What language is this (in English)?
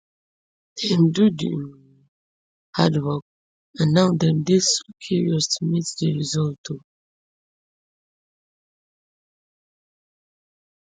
Nigerian Pidgin